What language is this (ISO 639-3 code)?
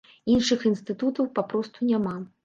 bel